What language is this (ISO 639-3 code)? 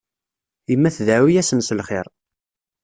kab